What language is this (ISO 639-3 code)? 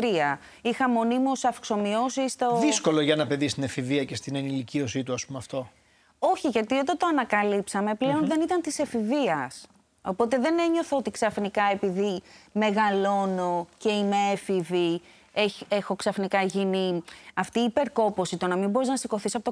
ell